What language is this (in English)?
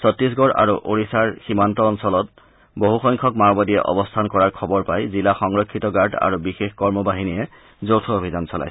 Assamese